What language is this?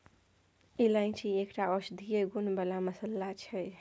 Maithili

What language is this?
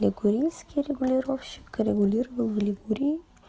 Russian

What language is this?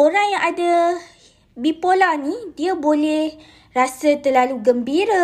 Malay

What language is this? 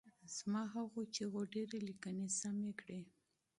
Pashto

